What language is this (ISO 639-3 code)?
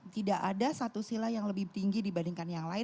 ind